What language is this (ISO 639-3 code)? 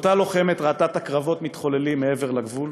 heb